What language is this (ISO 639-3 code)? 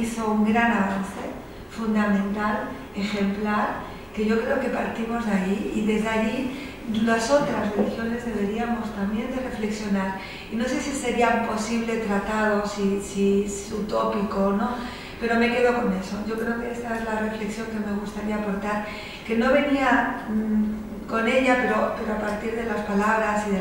spa